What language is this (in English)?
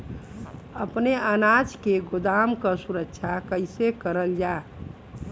Bhojpuri